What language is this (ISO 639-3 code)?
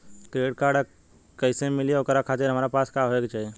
bho